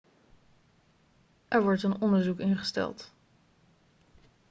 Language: Dutch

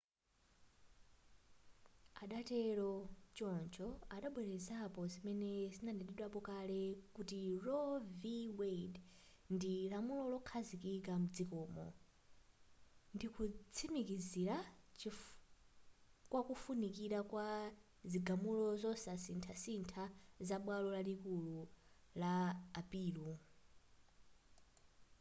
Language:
Nyanja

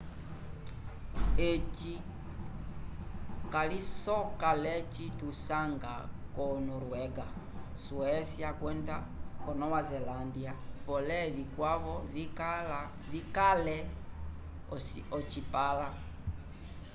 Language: Umbundu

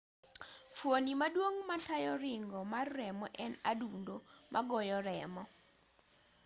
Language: Luo (Kenya and Tanzania)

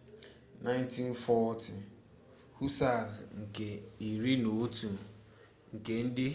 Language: Igbo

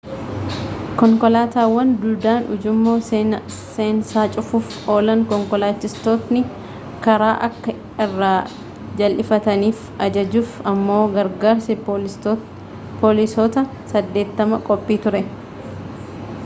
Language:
Oromo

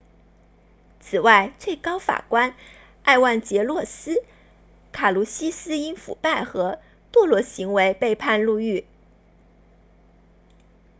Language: Chinese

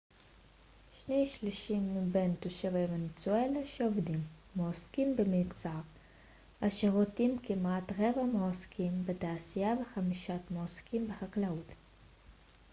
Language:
Hebrew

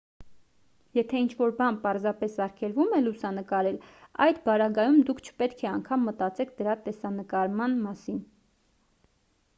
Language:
Armenian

